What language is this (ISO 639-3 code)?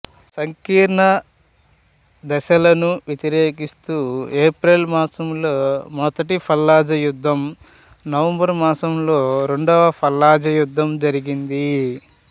tel